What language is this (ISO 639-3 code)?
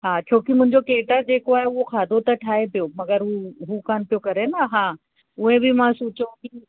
snd